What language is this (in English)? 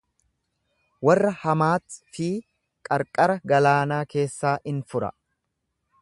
Oromo